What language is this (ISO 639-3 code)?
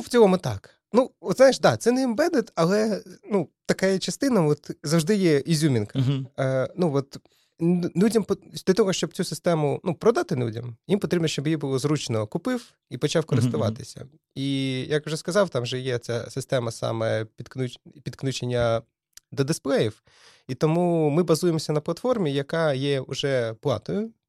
ukr